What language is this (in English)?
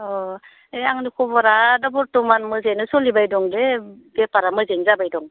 Bodo